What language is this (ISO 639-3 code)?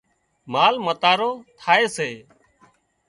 kxp